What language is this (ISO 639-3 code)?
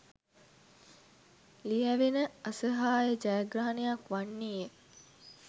sin